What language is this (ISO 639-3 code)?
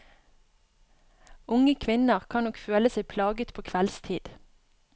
nor